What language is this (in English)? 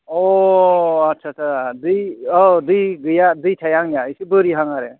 Bodo